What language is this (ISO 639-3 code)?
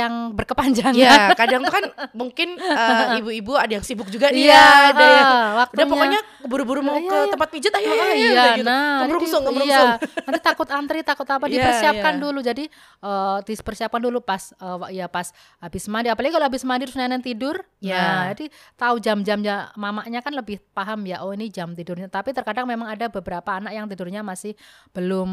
ind